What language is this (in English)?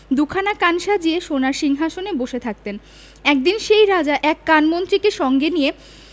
Bangla